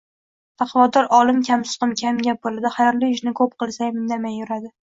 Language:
Uzbek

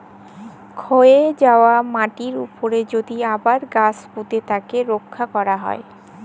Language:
Bangla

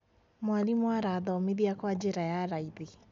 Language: Kikuyu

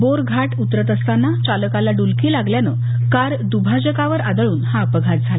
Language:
Marathi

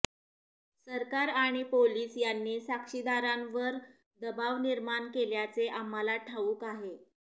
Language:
Marathi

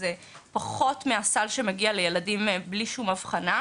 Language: Hebrew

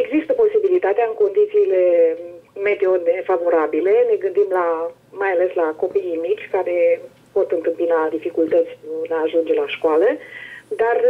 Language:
Romanian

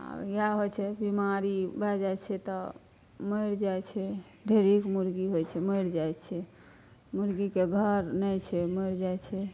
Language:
Maithili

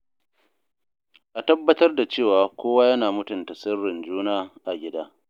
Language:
Hausa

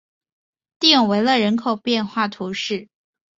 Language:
Chinese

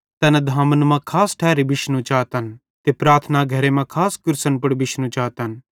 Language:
Bhadrawahi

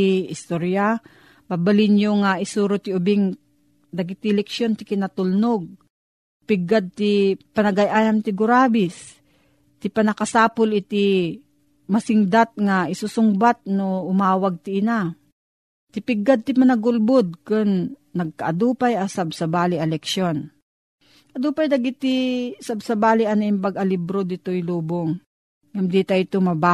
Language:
Filipino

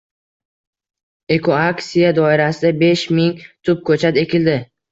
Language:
Uzbek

